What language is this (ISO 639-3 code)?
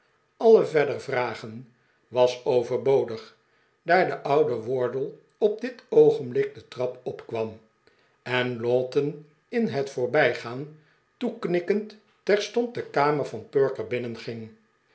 nld